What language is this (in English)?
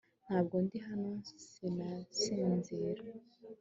Kinyarwanda